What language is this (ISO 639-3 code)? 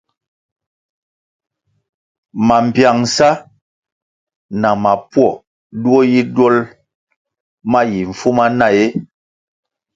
nmg